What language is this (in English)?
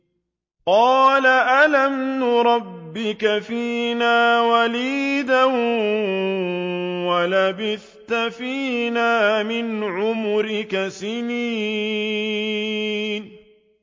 Arabic